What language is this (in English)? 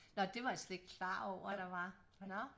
Danish